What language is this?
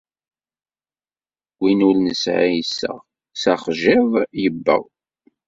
Kabyle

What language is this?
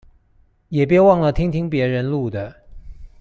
Chinese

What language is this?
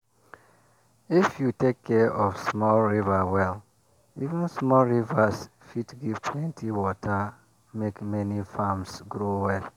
Nigerian Pidgin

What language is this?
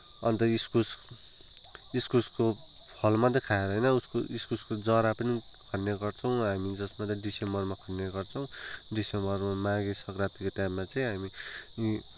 Nepali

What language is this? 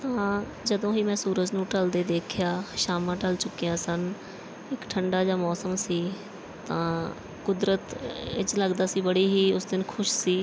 Punjabi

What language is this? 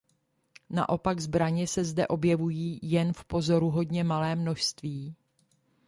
Czech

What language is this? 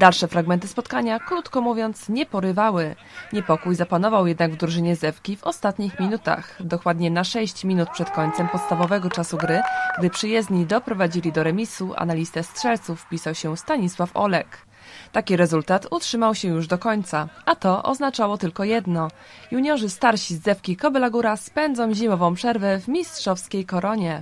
Polish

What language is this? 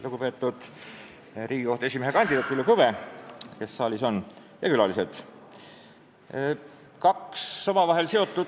Estonian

